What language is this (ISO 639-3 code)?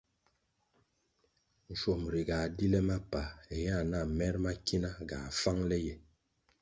nmg